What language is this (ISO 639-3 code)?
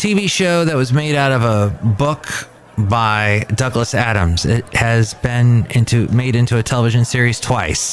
eng